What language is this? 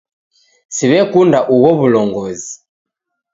Taita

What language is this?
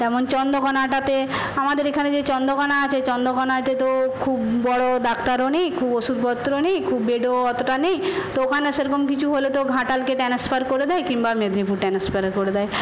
Bangla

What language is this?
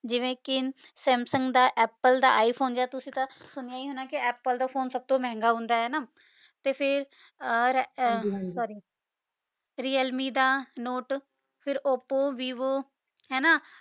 Punjabi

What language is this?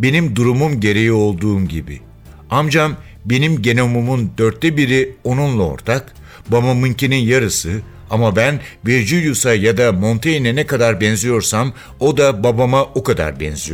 Turkish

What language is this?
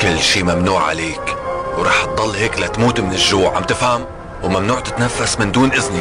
Arabic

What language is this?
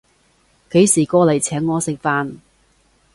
Cantonese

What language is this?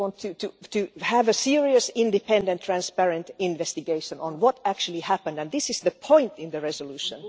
English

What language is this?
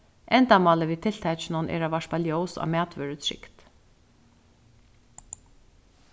Faroese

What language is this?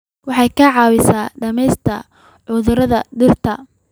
Somali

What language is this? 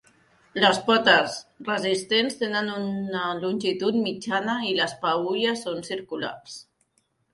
Catalan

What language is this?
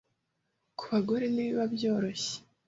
Kinyarwanda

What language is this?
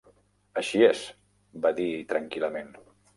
Catalan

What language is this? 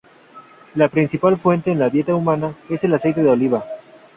Spanish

